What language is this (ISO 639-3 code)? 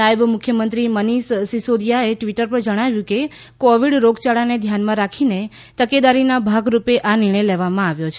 guj